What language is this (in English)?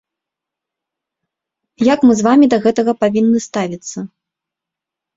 Belarusian